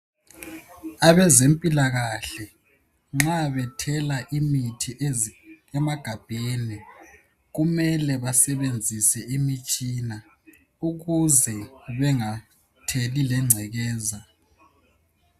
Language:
North Ndebele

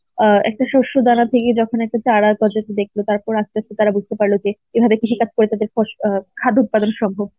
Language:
Bangla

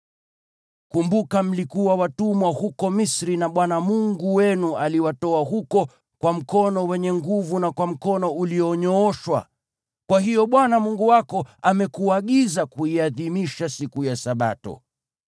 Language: Swahili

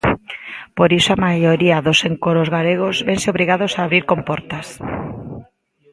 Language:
Galician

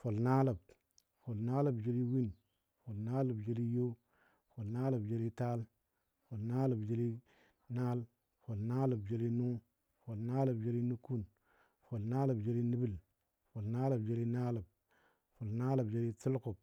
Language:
Dadiya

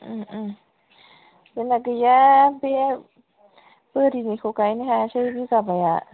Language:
Bodo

